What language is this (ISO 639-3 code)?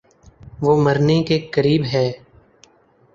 urd